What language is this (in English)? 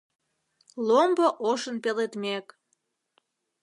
Mari